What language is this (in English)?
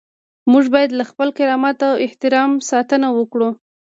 Pashto